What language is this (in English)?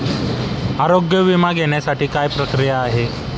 Marathi